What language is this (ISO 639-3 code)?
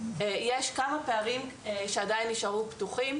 heb